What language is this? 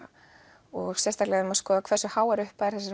Icelandic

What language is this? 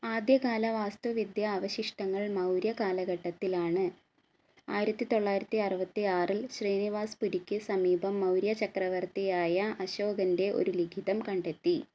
Malayalam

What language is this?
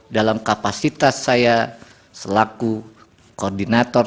Indonesian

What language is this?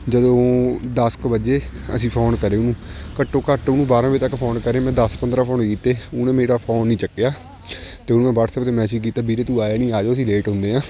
Punjabi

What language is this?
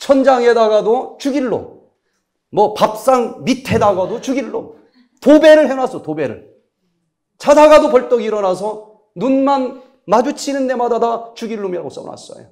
Korean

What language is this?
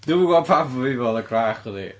Welsh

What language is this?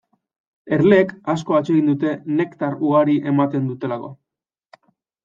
Basque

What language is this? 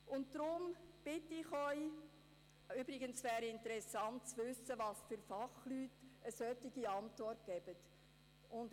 Swiss German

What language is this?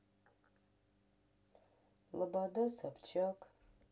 Russian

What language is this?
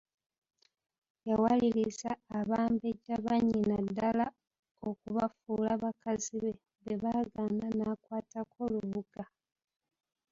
Ganda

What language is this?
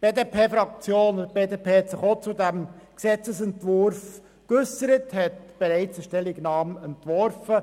Swiss German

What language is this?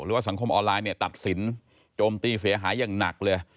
Thai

